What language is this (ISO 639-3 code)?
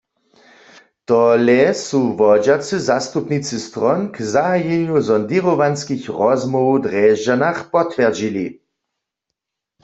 hsb